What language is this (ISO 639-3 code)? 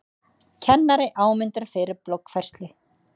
isl